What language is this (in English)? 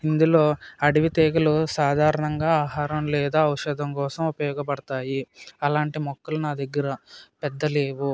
Telugu